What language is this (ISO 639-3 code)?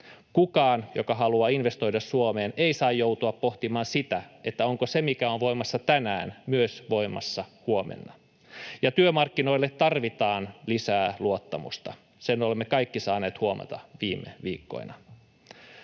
fin